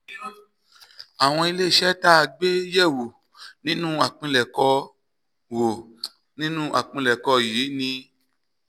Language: Yoruba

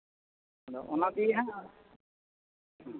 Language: Santali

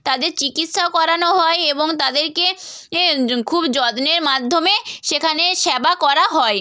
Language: Bangla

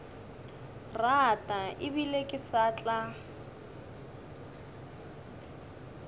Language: Northern Sotho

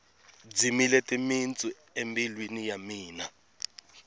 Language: Tsonga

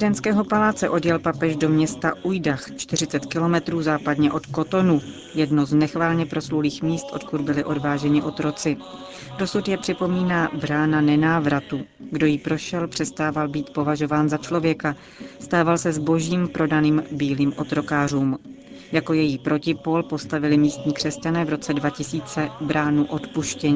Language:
Czech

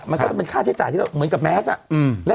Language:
Thai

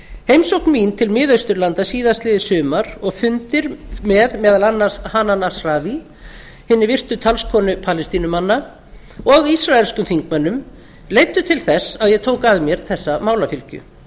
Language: Icelandic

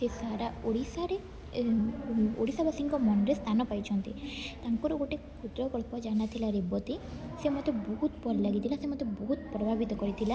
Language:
Odia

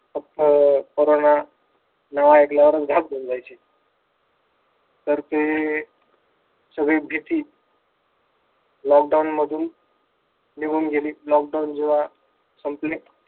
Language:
Marathi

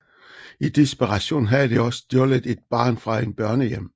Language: Danish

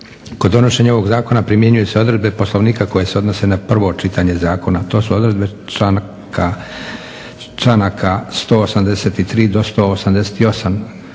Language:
Croatian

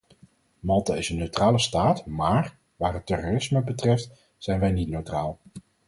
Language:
Dutch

